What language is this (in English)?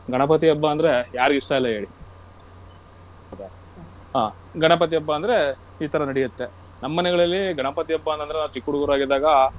Kannada